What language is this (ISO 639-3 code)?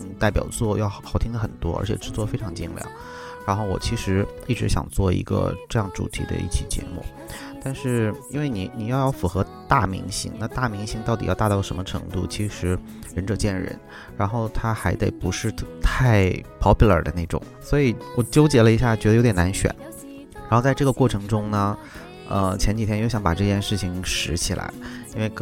zho